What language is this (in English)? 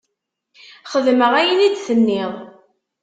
Kabyle